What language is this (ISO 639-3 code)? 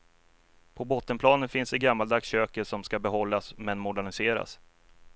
swe